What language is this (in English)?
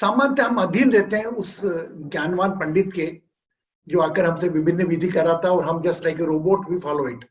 Hindi